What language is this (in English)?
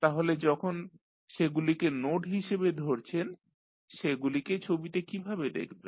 Bangla